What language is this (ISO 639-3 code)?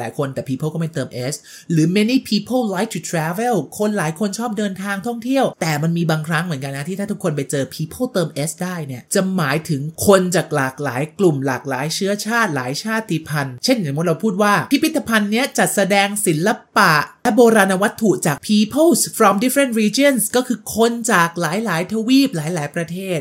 tha